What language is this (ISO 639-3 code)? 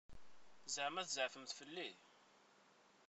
kab